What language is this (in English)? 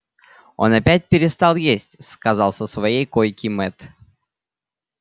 Russian